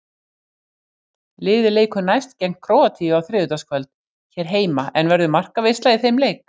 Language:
Icelandic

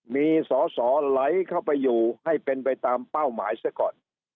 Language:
Thai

